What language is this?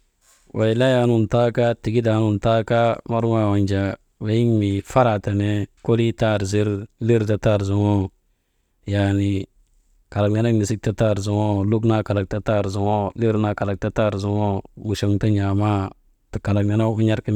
Maba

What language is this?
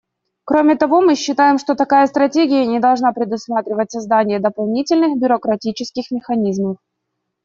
Russian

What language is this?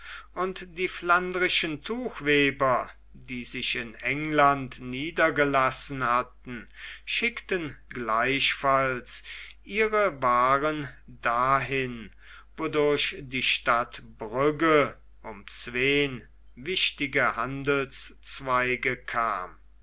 German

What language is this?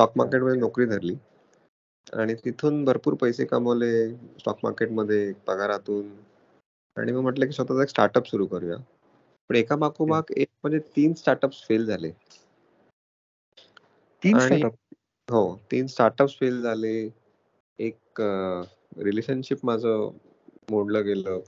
Marathi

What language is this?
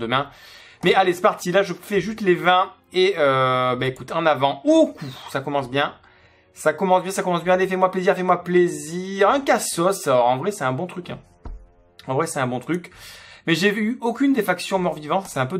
French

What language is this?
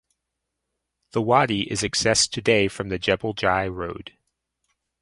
English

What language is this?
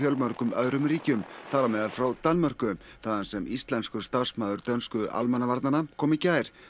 Icelandic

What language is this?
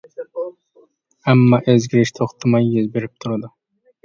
Uyghur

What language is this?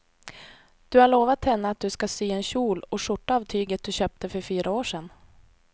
Swedish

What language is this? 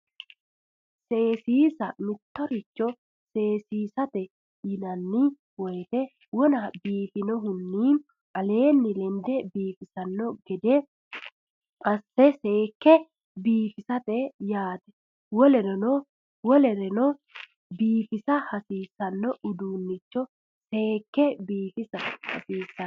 Sidamo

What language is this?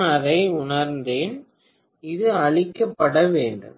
Tamil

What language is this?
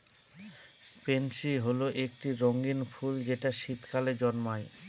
Bangla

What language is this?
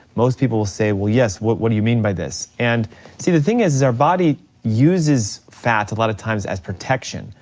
English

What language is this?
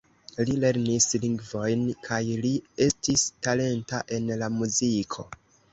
Esperanto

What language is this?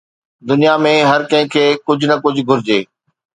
Sindhi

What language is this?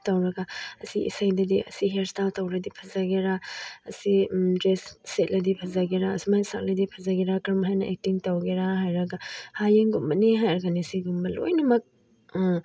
Manipuri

